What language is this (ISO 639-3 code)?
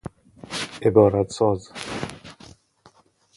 fas